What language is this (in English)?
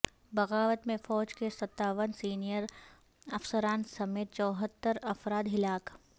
Urdu